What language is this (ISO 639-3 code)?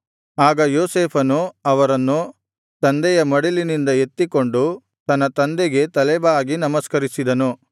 kan